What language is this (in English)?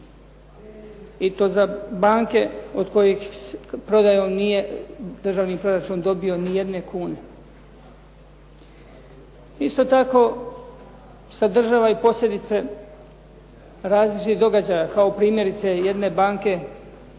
Croatian